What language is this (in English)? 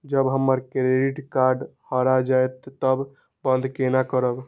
Maithili